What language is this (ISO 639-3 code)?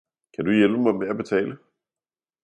dan